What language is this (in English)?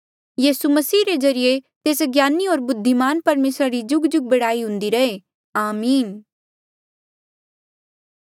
Mandeali